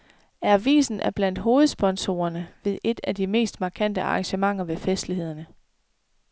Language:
Danish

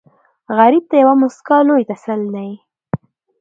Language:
Pashto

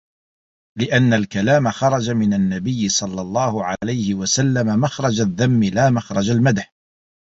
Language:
Arabic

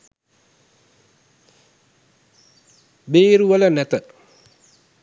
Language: Sinhala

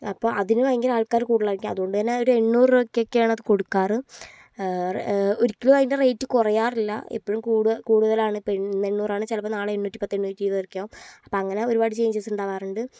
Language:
Malayalam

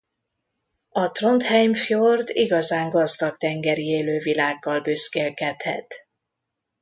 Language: Hungarian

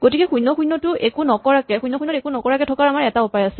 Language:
Assamese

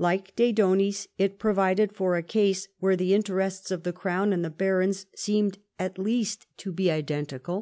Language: English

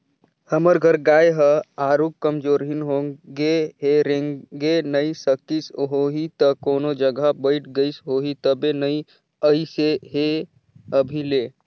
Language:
Chhattisgarhi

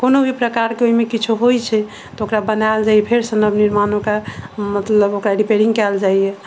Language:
Maithili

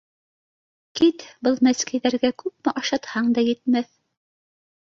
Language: Bashkir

